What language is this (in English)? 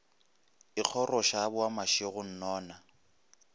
Northern Sotho